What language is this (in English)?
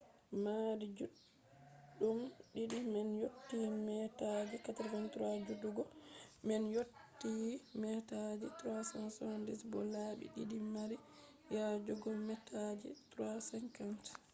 Fula